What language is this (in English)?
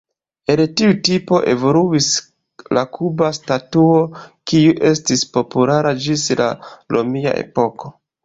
Esperanto